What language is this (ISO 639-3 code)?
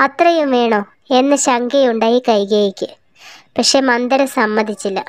tur